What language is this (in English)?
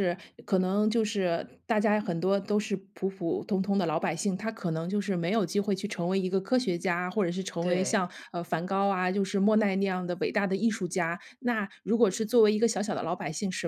Chinese